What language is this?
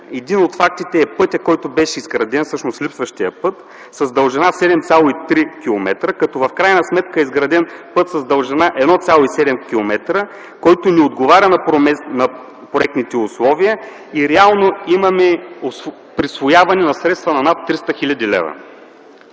Bulgarian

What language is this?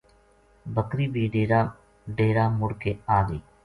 Gujari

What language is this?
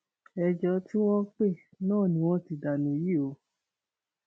Yoruba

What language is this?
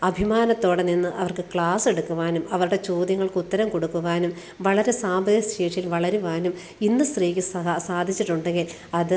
Malayalam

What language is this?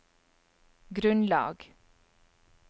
Norwegian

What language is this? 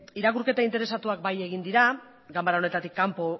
Basque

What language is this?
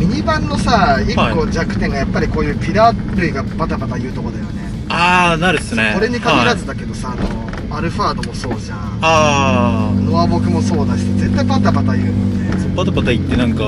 Japanese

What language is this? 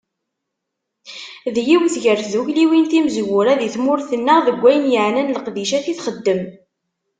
Kabyle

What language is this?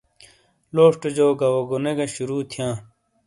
Shina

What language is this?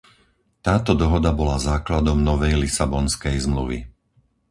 Slovak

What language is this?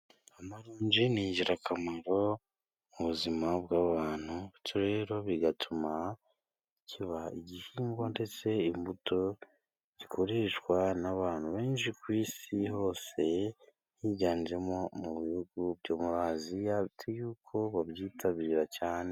Kinyarwanda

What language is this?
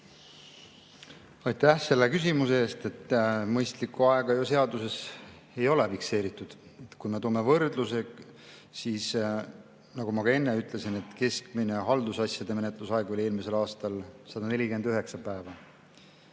Estonian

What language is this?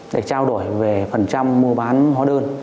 Vietnamese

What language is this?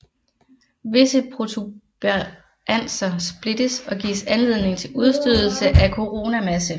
Danish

